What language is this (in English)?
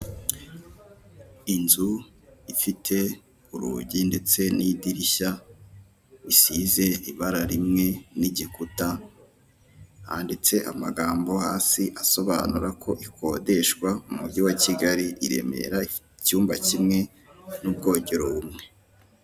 Kinyarwanda